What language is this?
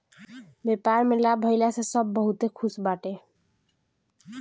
Bhojpuri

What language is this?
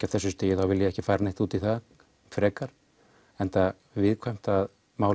Icelandic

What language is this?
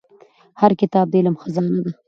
Pashto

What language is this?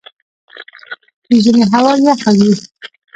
Pashto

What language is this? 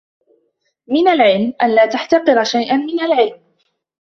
Arabic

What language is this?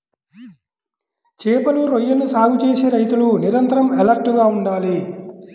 Telugu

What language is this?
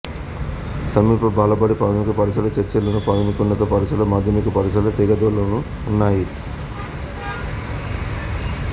Telugu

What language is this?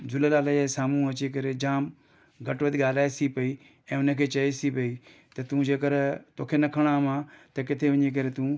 Sindhi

